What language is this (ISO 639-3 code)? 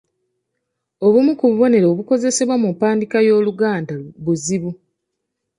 lug